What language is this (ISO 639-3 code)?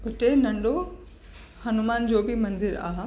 snd